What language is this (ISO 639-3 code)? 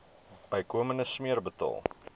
afr